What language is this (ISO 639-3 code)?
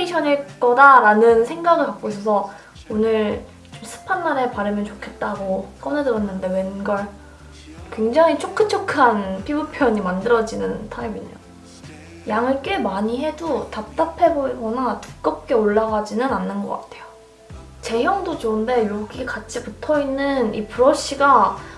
kor